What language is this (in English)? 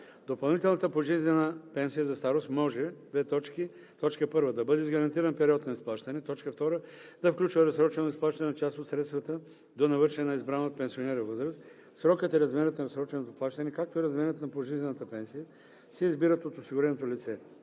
Bulgarian